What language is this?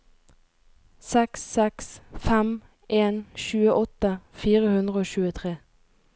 Norwegian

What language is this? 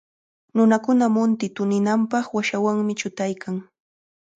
Cajatambo North Lima Quechua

